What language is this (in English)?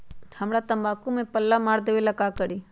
Magahi